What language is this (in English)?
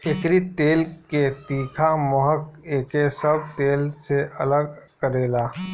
Bhojpuri